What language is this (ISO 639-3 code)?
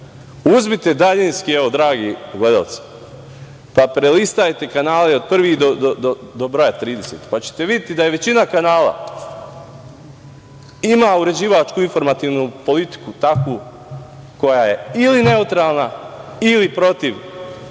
srp